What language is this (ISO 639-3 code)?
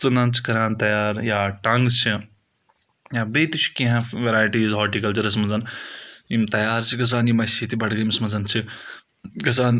kas